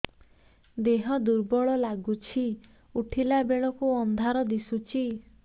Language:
Odia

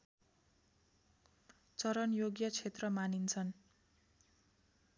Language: Nepali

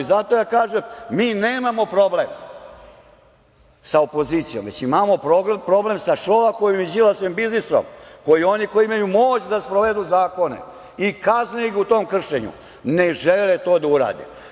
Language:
Serbian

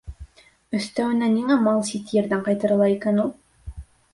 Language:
Bashkir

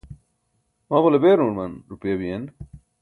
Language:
Burushaski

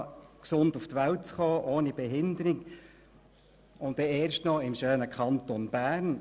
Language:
Swiss German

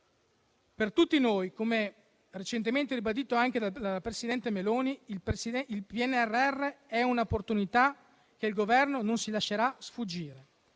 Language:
Italian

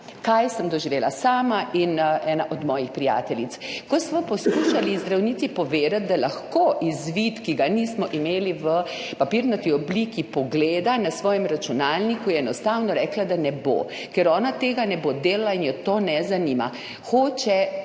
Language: Slovenian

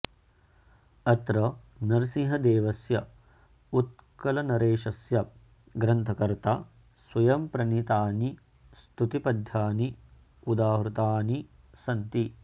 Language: Sanskrit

